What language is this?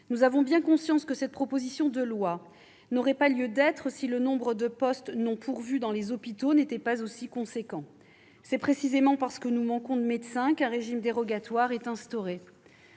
French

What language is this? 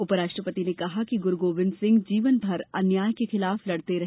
Hindi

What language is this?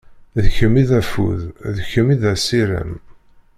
Kabyle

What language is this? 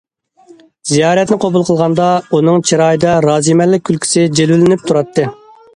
Uyghur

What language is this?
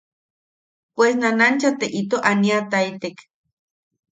Yaqui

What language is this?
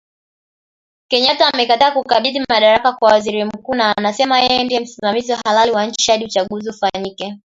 Swahili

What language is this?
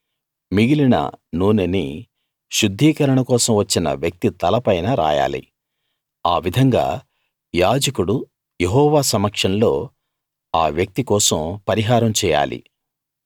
Telugu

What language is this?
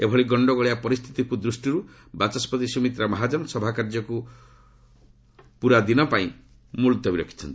Odia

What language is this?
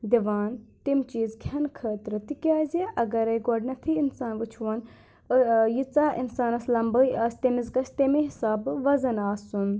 Kashmiri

